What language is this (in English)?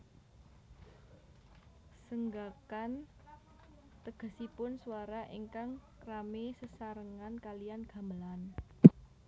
Javanese